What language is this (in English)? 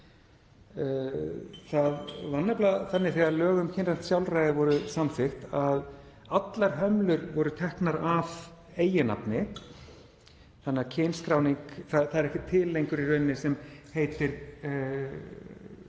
Icelandic